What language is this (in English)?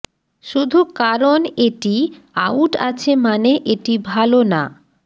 Bangla